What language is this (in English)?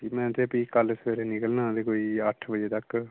Dogri